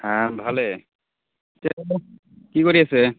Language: Assamese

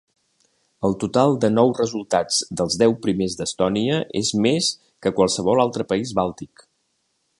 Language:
Catalan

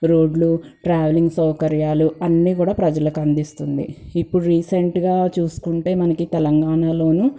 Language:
Telugu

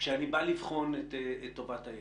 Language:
Hebrew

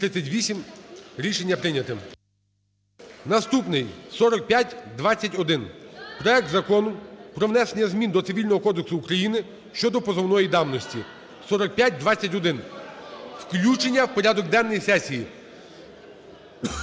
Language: Ukrainian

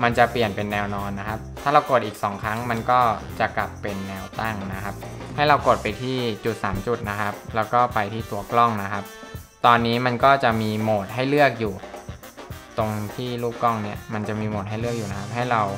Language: Thai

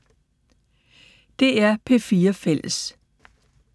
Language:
Danish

